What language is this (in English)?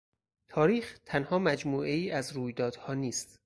Persian